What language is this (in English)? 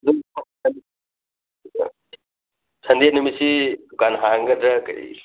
Manipuri